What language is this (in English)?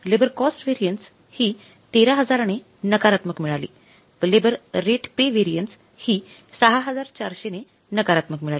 Marathi